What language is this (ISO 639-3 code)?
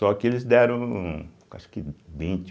por